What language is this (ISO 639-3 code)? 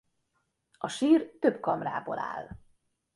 hun